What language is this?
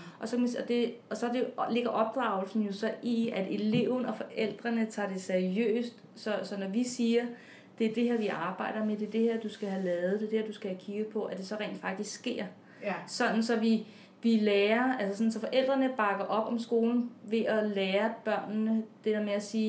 Danish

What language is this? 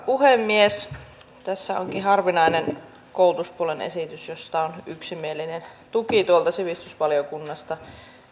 Finnish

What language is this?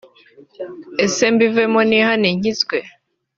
Kinyarwanda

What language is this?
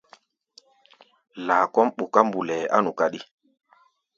Gbaya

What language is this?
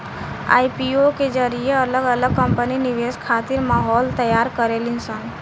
Bhojpuri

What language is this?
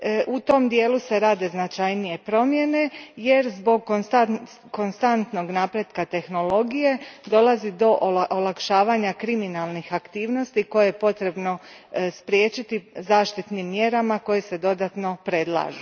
Croatian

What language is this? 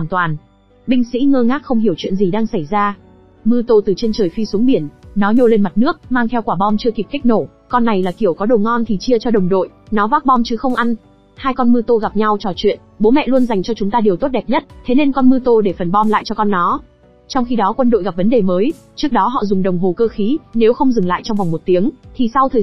Vietnamese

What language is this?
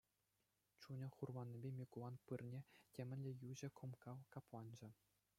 Chuvash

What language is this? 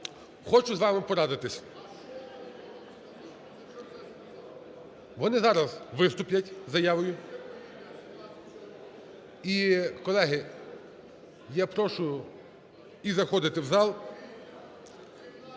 Ukrainian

